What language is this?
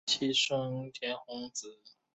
Chinese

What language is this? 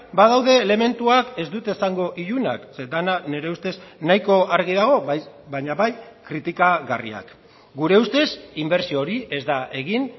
Basque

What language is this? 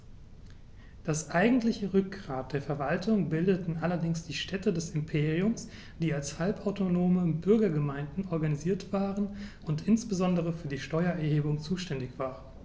German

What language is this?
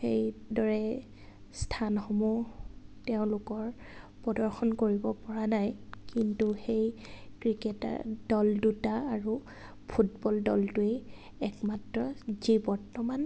Assamese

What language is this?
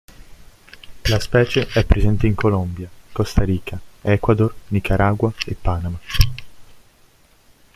Italian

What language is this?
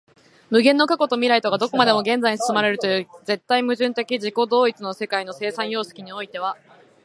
Japanese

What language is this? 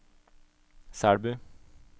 Norwegian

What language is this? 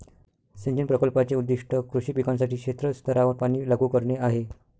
Marathi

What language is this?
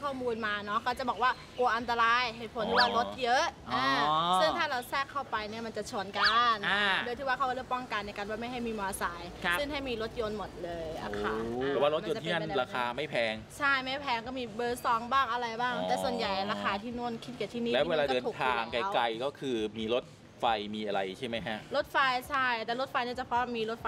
Thai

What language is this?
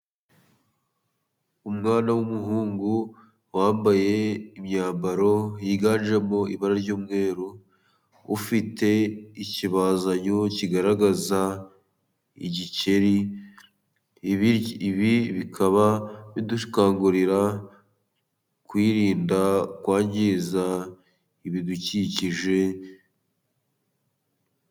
Kinyarwanda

